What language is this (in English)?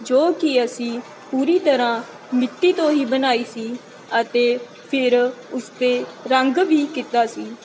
Punjabi